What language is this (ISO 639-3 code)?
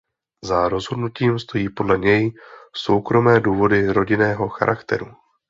ces